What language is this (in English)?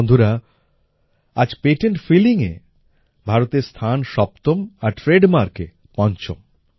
Bangla